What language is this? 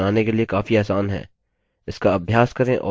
Hindi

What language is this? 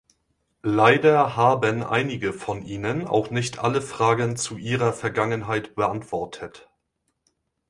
German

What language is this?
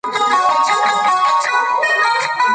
Pashto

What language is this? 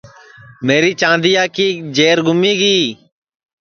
Sansi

